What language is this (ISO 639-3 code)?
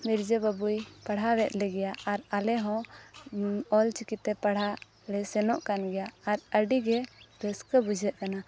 sat